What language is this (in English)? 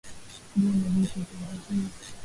Swahili